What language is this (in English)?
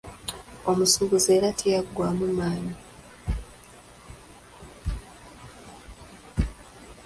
Ganda